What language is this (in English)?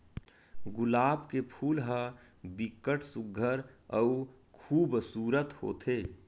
Chhattisgarhi